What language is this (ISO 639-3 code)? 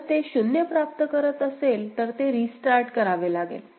mar